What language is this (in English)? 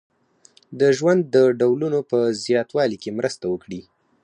Pashto